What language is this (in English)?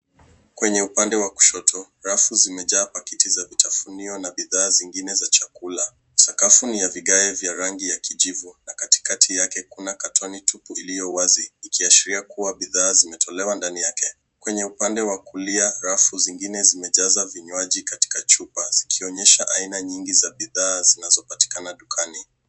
Swahili